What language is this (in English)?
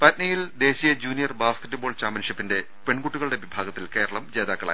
Malayalam